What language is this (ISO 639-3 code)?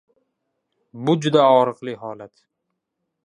uzb